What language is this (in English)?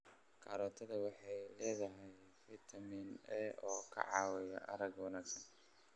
Somali